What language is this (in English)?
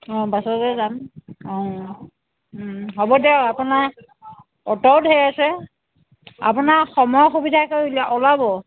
Assamese